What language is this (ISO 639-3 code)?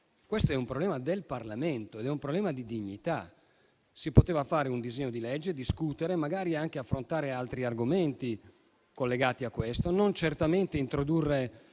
ita